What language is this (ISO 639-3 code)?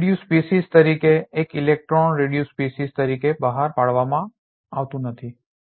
guj